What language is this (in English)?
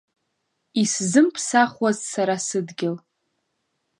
Abkhazian